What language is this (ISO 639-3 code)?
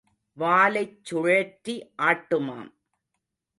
tam